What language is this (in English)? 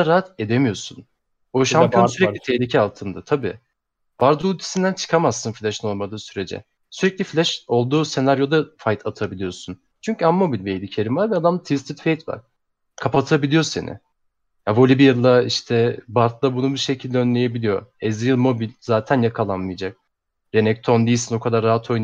Turkish